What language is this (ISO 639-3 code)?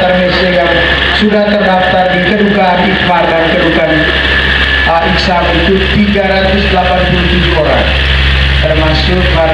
ind